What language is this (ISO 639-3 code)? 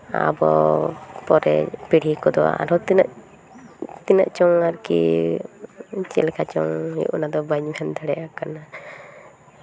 sat